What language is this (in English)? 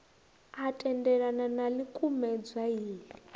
Venda